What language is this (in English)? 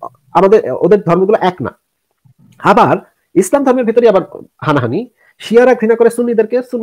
Arabic